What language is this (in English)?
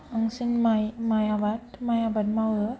Bodo